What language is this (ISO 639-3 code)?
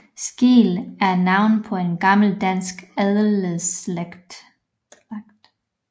dan